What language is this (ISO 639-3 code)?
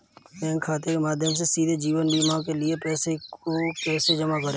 hin